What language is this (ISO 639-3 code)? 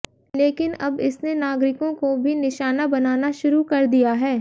hin